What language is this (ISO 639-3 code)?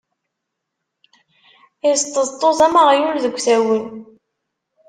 kab